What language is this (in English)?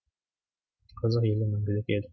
Kazakh